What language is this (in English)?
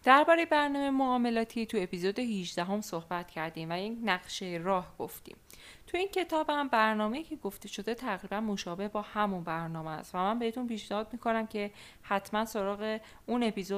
Persian